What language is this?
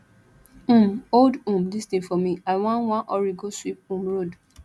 Nigerian Pidgin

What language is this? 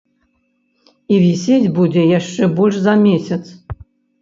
Belarusian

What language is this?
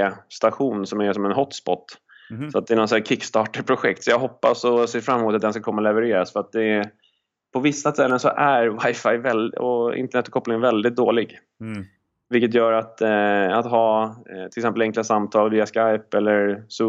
Swedish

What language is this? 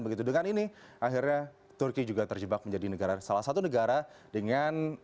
Indonesian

